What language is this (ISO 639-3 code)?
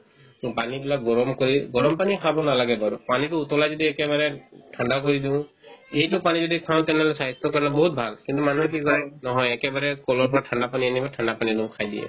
asm